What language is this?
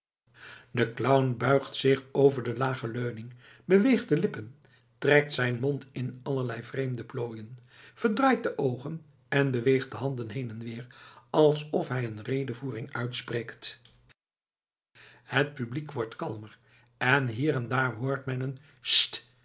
Dutch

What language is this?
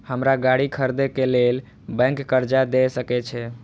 Maithili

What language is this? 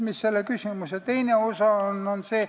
Estonian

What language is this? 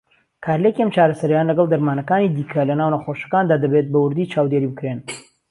Central Kurdish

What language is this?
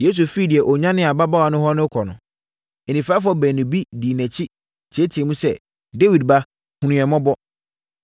Akan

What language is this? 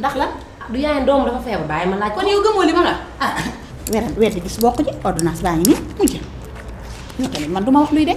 Indonesian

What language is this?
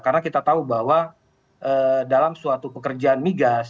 Indonesian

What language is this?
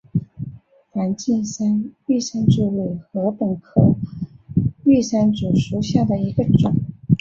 Chinese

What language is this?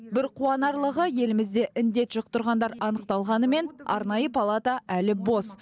Kazakh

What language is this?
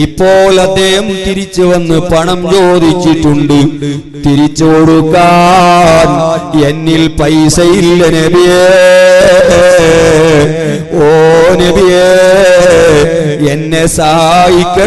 Arabic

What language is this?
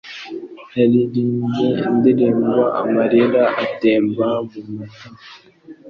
Kinyarwanda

